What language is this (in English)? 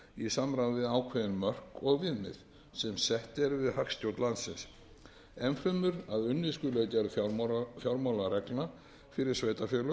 Icelandic